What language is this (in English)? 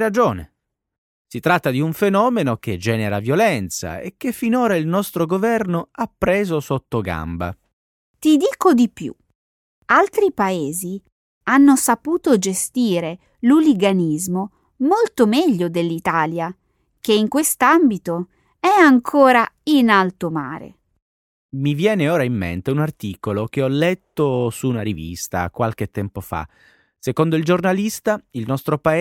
Italian